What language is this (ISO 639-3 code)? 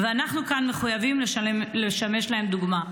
heb